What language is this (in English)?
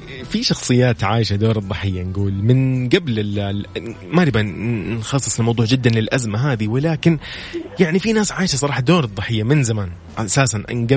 Arabic